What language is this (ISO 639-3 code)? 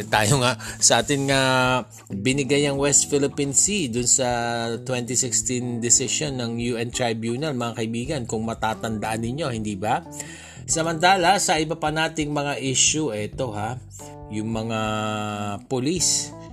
fil